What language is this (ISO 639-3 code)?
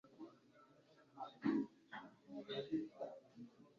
kin